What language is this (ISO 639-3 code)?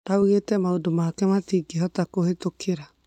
kik